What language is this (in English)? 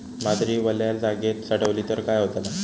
Marathi